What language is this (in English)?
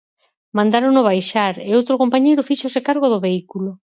Galician